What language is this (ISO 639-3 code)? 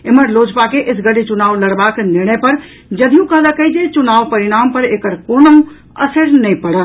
mai